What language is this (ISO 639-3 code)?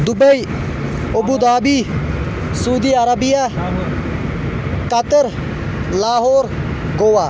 kas